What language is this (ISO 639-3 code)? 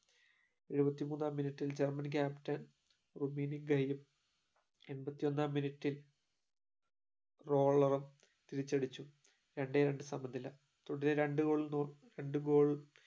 mal